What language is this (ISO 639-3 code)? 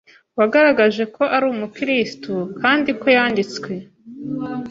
kin